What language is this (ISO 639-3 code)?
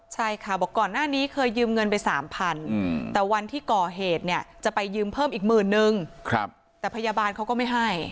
tha